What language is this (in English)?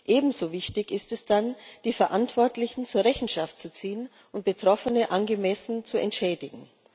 German